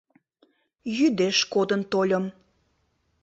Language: Mari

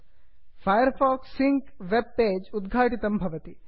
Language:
Sanskrit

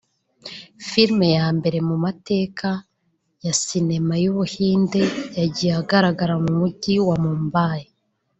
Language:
Kinyarwanda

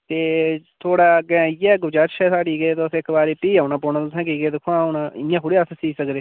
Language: Dogri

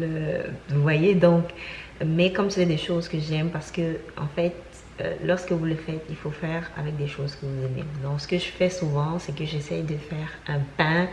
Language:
French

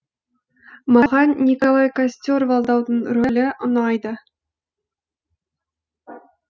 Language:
Kazakh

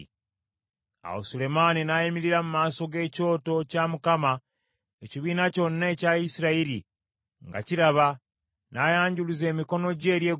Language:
Ganda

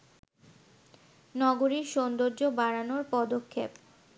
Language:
Bangla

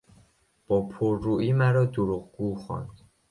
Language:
Persian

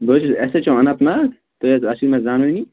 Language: Kashmiri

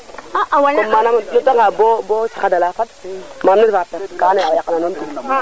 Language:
Serer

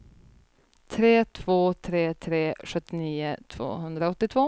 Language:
Swedish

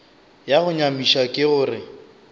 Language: Northern Sotho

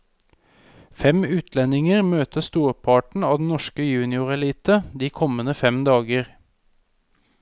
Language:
Norwegian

